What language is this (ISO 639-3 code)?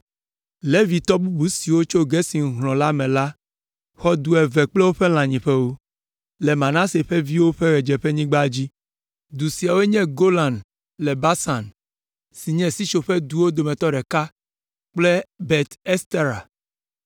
ewe